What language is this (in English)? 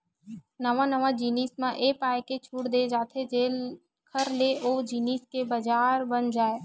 Chhattisgarhi